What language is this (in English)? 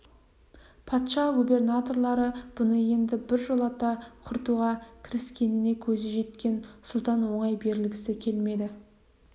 Kazakh